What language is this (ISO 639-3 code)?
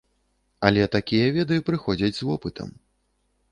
bel